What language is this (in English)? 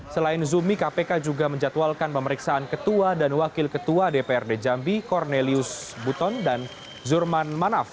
Indonesian